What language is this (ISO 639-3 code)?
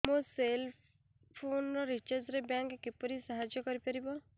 ori